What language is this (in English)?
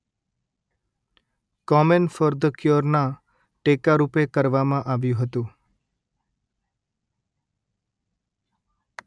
Gujarati